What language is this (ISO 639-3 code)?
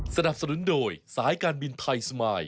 tha